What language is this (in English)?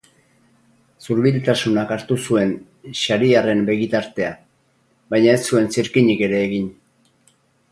Basque